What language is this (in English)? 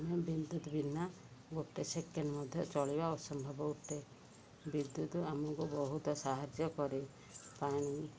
Odia